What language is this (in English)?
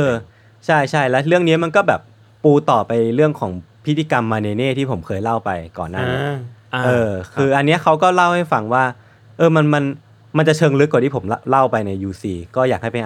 Thai